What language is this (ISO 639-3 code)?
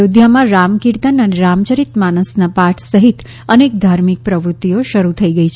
guj